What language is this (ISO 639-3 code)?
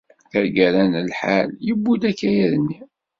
kab